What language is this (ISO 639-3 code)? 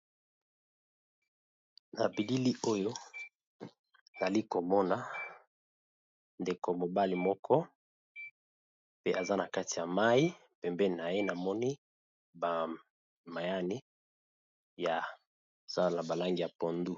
lin